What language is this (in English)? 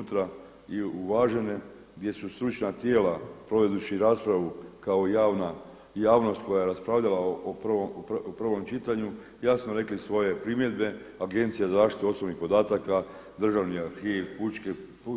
Croatian